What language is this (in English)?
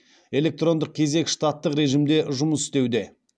Kazakh